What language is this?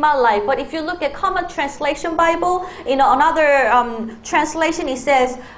Korean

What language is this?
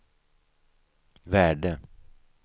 Swedish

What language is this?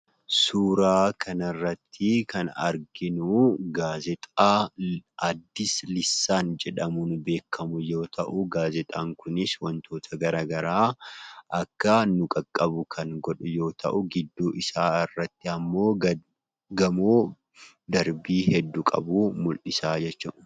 Oromo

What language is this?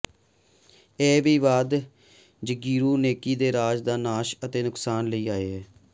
Punjabi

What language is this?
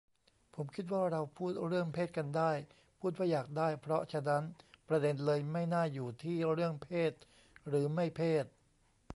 Thai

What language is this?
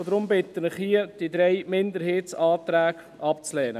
Swiss German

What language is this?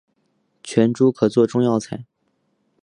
Chinese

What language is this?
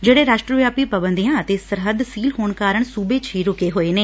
Punjabi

